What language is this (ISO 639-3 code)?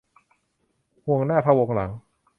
tha